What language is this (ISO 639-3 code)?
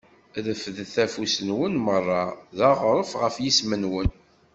kab